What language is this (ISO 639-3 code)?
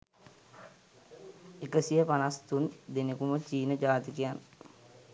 sin